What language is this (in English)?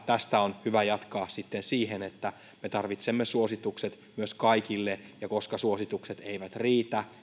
Finnish